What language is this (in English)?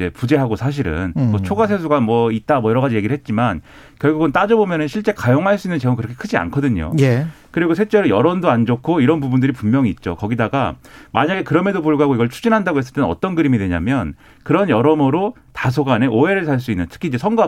Korean